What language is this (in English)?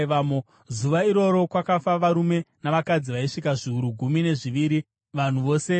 Shona